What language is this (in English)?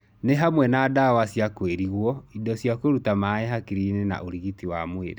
Kikuyu